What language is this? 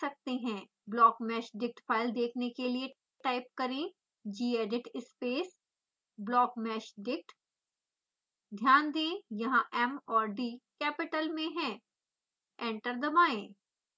Hindi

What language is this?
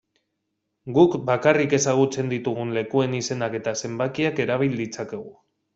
Basque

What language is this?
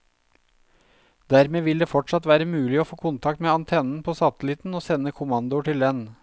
Norwegian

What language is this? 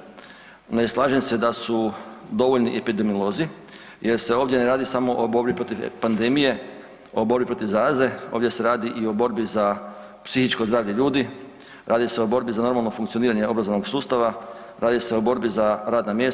Croatian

